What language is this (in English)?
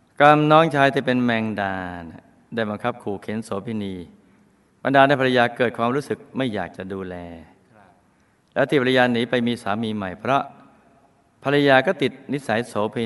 Thai